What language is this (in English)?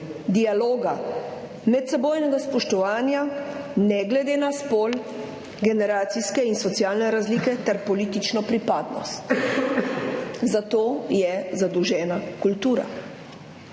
Slovenian